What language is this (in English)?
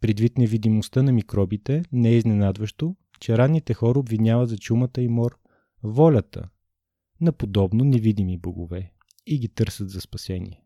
Bulgarian